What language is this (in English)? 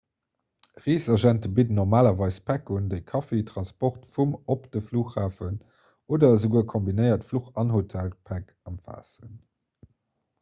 Luxembourgish